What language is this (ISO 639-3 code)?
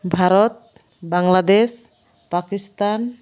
sat